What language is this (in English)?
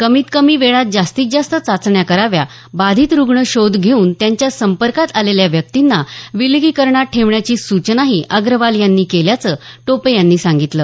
Marathi